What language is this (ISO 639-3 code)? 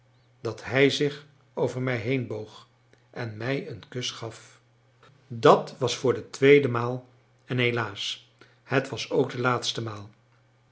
nld